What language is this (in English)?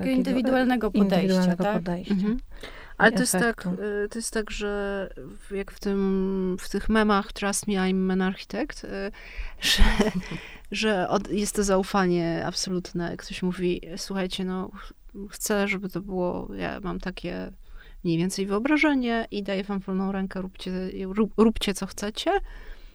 Polish